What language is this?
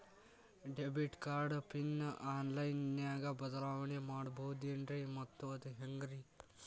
Kannada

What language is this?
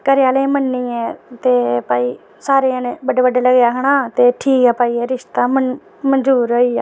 Dogri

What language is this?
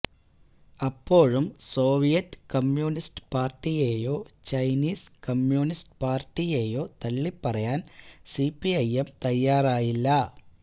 Malayalam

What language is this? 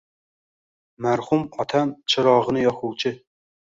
Uzbek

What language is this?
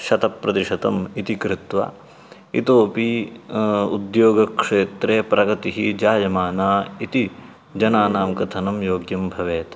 Sanskrit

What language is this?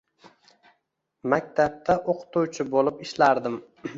Uzbek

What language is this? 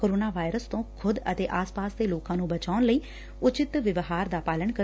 Punjabi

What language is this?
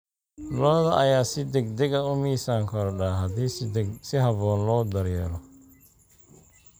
Somali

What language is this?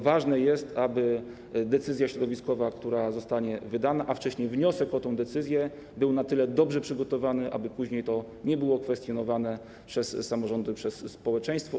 Polish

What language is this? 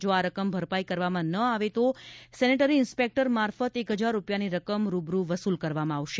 Gujarati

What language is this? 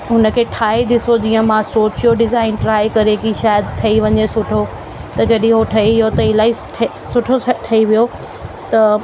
Sindhi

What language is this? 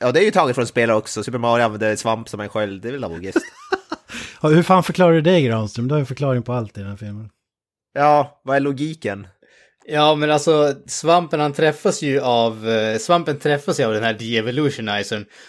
Swedish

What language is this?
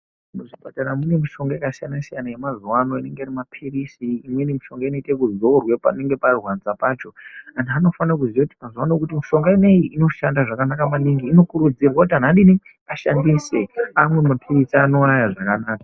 Ndau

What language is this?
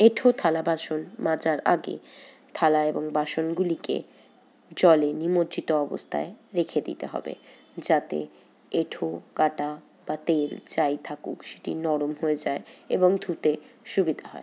Bangla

